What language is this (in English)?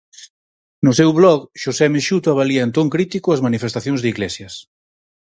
Galician